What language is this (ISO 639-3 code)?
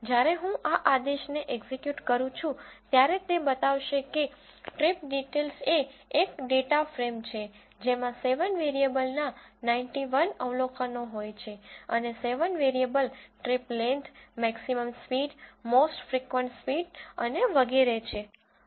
guj